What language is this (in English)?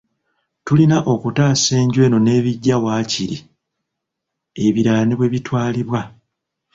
Ganda